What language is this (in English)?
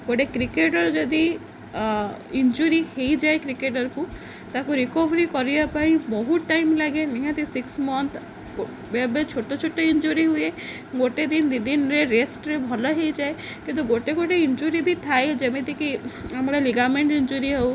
Odia